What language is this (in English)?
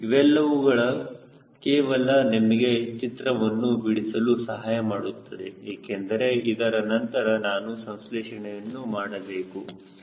Kannada